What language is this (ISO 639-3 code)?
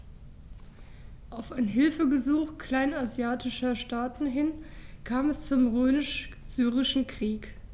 deu